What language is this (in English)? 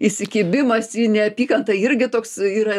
Lithuanian